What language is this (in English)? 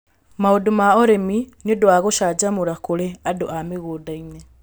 Kikuyu